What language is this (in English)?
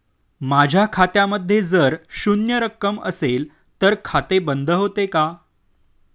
Marathi